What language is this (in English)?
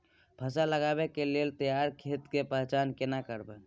Maithili